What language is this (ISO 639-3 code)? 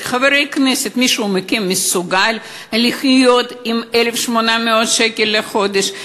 heb